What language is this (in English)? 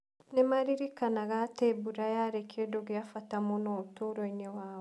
Kikuyu